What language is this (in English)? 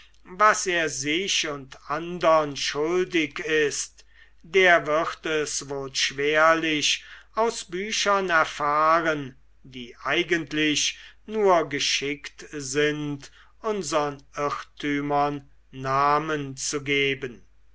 German